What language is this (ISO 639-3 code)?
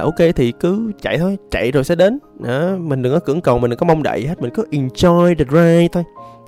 vie